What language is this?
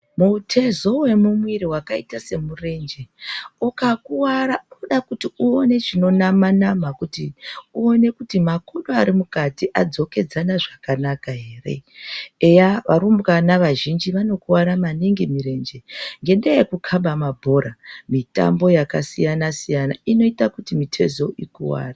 Ndau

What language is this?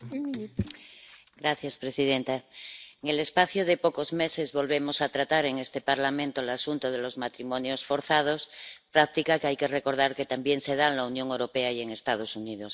Spanish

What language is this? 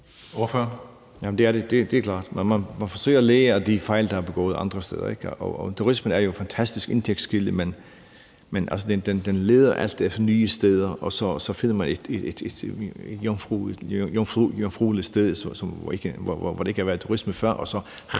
Danish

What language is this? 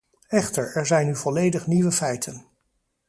Dutch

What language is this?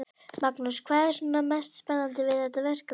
Icelandic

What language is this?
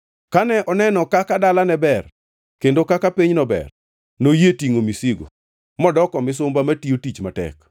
Luo (Kenya and Tanzania)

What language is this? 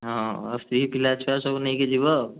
Odia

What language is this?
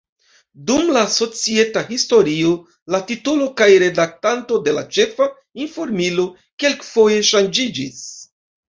Esperanto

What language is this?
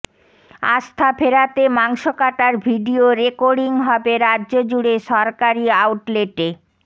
Bangla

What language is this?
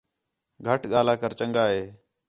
Khetrani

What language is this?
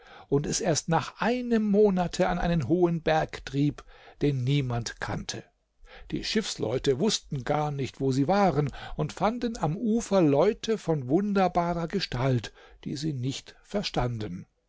German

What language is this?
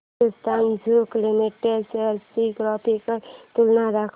Marathi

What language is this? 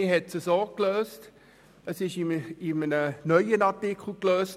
Swiss German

